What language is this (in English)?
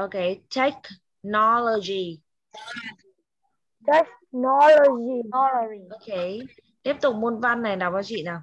Vietnamese